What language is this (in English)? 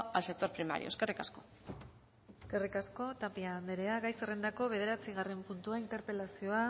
Basque